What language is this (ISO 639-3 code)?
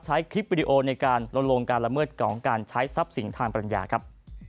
tha